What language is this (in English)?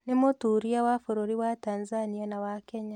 Kikuyu